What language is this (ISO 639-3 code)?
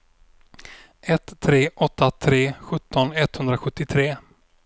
swe